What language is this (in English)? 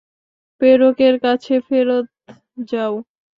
Bangla